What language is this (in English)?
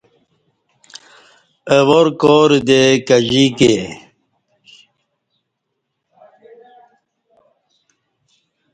Kati